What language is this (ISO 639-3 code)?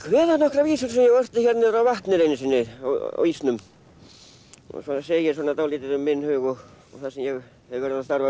isl